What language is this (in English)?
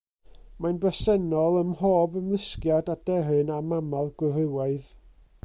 Welsh